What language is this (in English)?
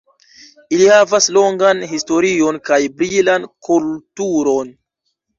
Esperanto